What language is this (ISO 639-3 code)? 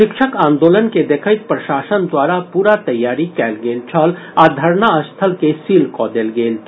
mai